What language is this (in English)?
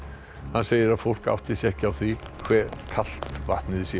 Icelandic